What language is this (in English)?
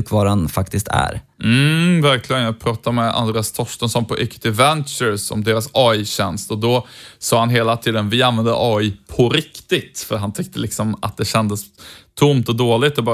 Swedish